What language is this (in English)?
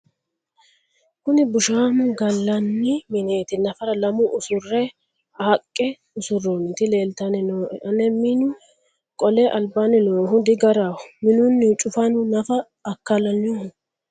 Sidamo